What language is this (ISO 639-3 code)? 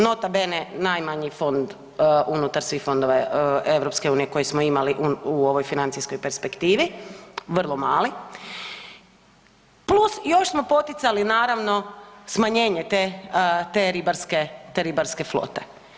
hrv